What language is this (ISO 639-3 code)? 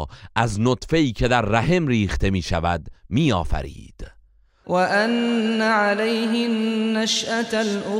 fas